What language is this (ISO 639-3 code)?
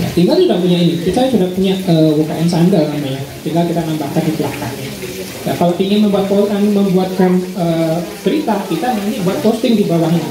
ind